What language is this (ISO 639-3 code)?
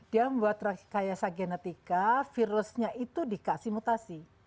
ind